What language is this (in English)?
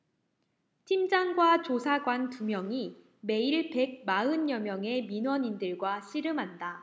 Korean